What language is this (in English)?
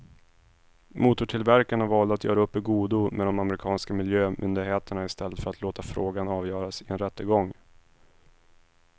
Swedish